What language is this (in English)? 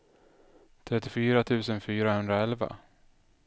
Swedish